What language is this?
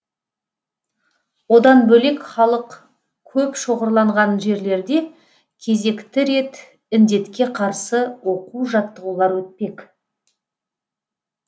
Kazakh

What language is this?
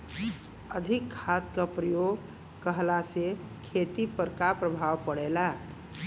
Bhojpuri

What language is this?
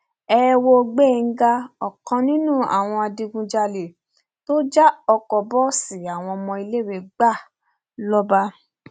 Yoruba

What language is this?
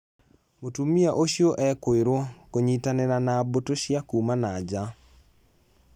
Kikuyu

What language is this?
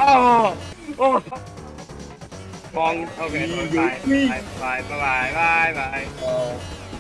Vietnamese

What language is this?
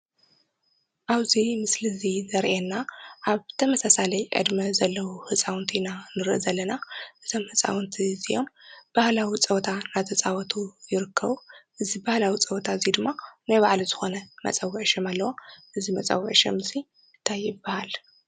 Tigrinya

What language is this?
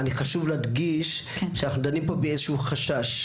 Hebrew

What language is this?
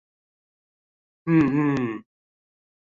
Chinese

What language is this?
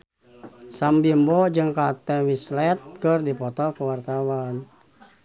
Sundanese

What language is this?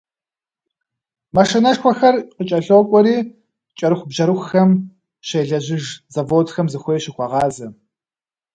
Kabardian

